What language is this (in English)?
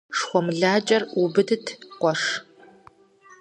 Kabardian